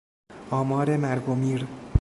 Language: Persian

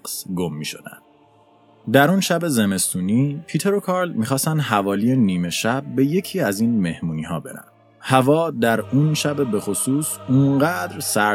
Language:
Persian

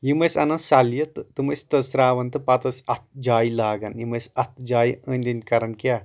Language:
Kashmiri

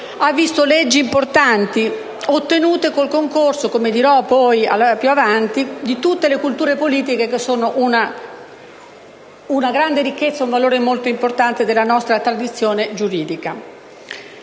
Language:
Italian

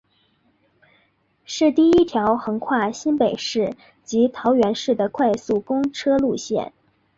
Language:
Chinese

